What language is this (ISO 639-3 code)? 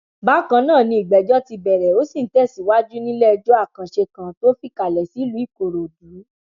yor